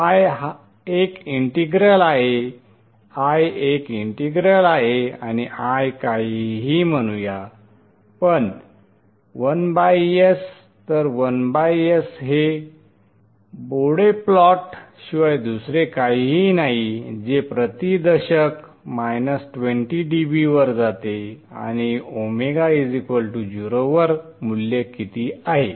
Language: Marathi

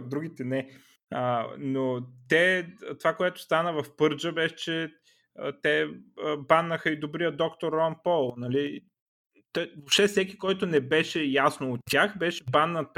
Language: Bulgarian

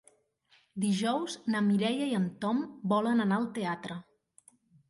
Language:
Catalan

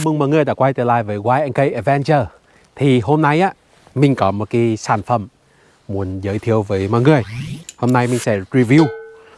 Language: Vietnamese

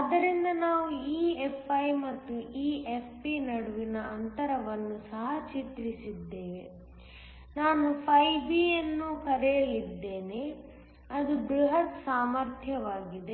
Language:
Kannada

